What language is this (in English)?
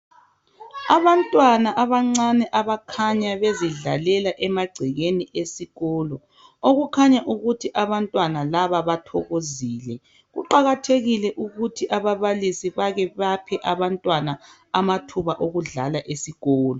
North Ndebele